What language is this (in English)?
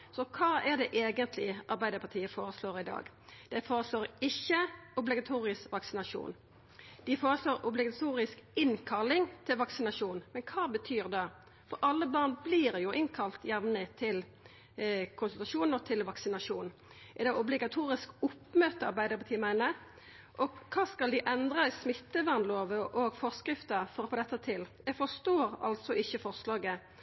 Norwegian Nynorsk